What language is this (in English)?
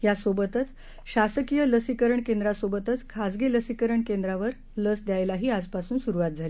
Marathi